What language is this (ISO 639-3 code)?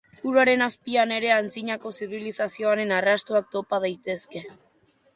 eus